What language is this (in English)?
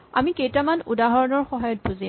Assamese